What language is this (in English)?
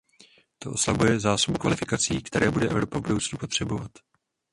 Czech